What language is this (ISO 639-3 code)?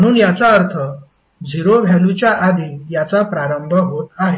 mar